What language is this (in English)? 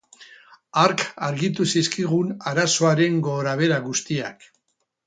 Basque